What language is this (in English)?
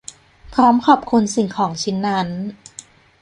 Thai